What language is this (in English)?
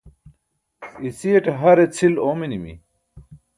Burushaski